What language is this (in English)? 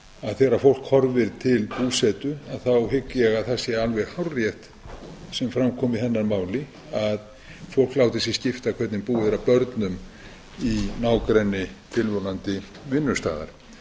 Icelandic